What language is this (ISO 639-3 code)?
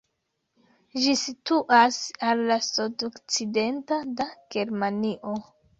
epo